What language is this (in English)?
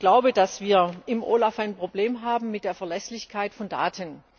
German